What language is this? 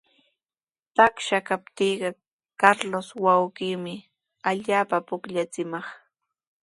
Sihuas Ancash Quechua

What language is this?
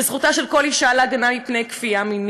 Hebrew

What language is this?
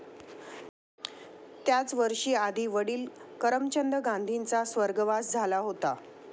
Marathi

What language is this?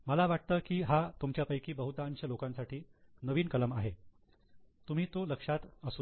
Marathi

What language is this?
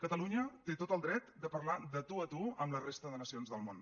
Catalan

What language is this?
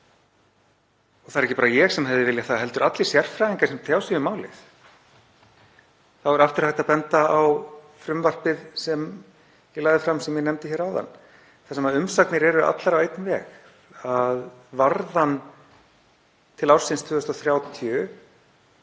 Icelandic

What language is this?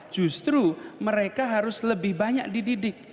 Indonesian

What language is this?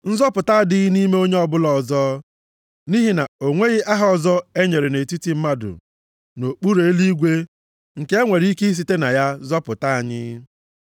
Igbo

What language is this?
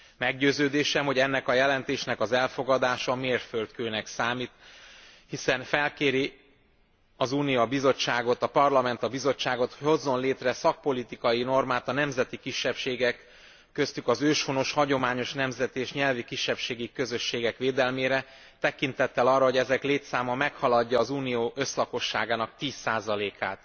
Hungarian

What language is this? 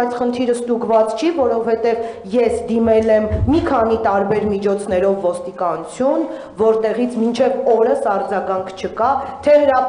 Romanian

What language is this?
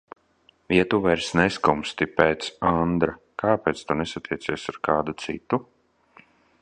Latvian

